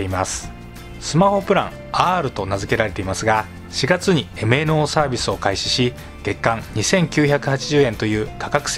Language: Japanese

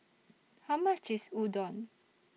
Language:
English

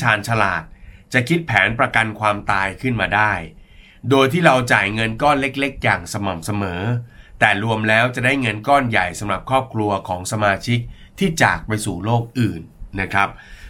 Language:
Thai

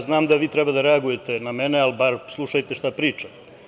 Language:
Serbian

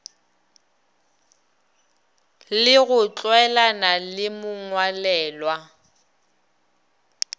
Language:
Northern Sotho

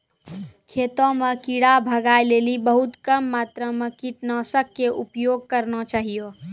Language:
Maithili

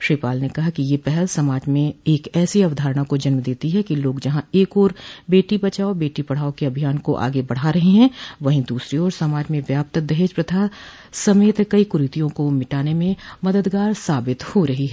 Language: Hindi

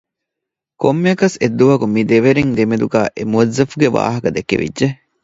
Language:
Divehi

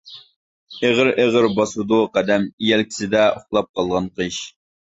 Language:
Uyghur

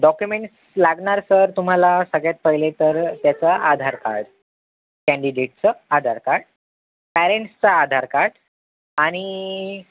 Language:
Marathi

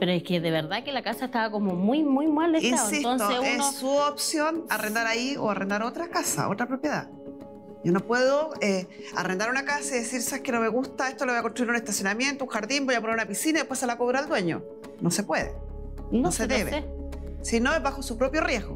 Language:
Spanish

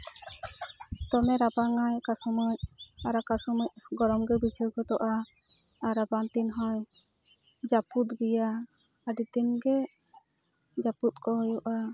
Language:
Santali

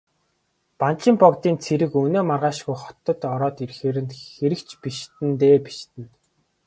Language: Mongolian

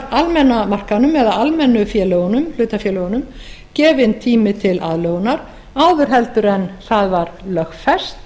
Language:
Icelandic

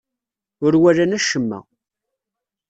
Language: Kabyle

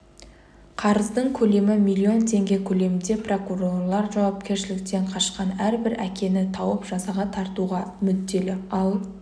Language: Kazakh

